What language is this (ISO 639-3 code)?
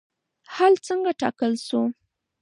pus